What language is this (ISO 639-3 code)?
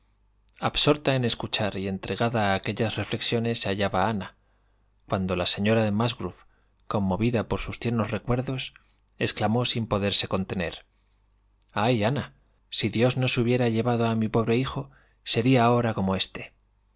spa